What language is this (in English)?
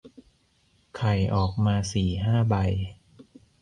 Thai